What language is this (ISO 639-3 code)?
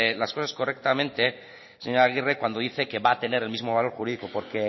spa